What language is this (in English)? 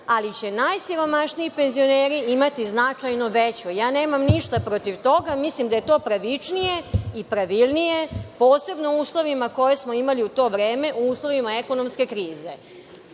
Serbian